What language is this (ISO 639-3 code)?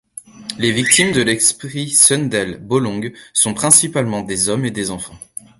fra